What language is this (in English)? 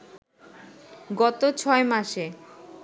Bangla